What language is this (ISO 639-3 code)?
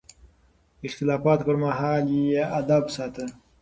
pus